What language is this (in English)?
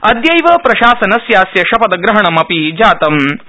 Sanskrit